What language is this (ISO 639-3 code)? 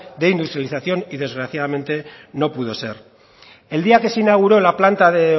spa